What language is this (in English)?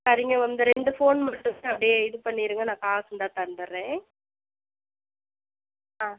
Tamil